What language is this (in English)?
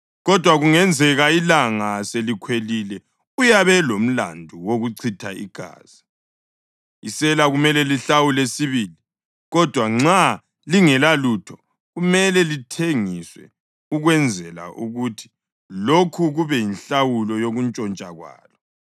North Ndebele